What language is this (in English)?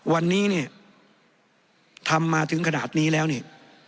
Thai